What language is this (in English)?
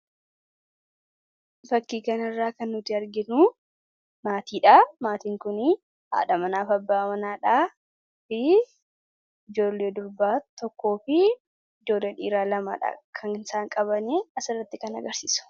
Oromo